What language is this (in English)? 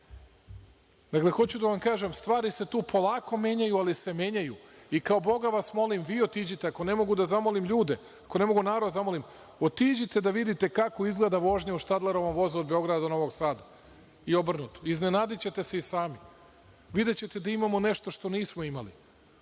Serbian